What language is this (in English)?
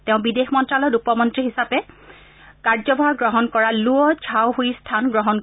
Assamese